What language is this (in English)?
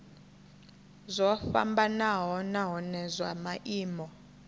Venda